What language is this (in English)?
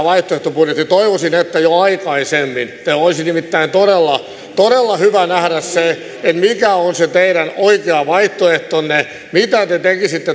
Finnish